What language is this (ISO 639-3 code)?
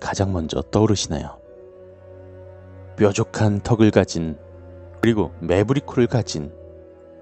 kor